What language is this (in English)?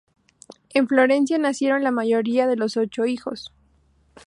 Spanish